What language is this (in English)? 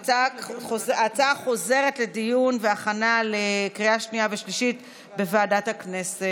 Hebrew